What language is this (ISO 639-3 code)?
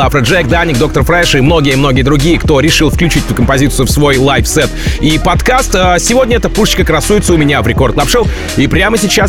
rus